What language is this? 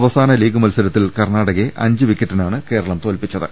Malayalam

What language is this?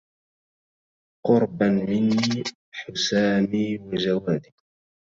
Arabic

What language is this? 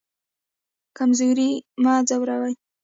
Pashto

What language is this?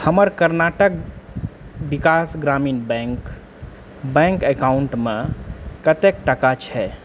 Maithili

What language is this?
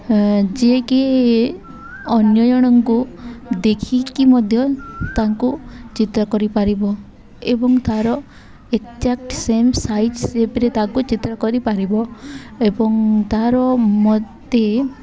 Odia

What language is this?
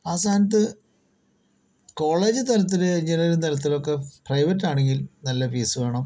Malayalam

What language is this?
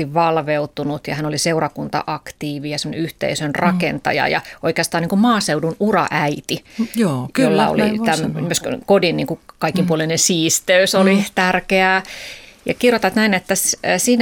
Finnish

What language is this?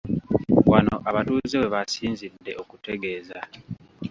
Ganda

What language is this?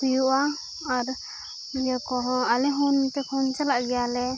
Santali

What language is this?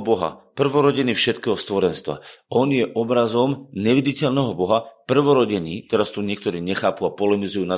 Slovak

